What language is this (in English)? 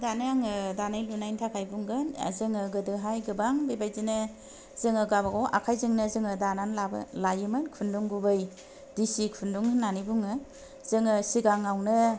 Bodo